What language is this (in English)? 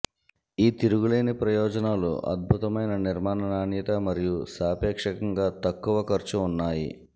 Telugu